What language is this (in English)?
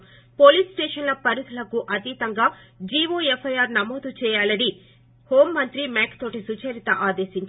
Telugu